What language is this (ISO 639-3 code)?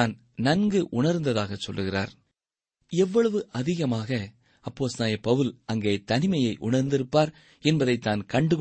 tam